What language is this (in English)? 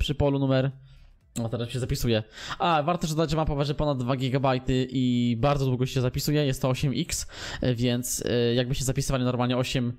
Polish